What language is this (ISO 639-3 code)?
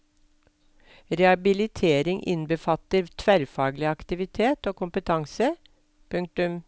nor